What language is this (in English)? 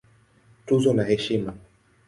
Swahili